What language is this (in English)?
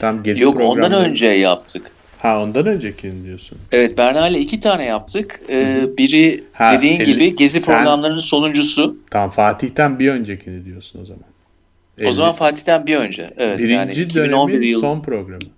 Turkish